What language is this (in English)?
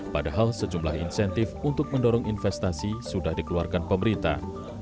Indonesian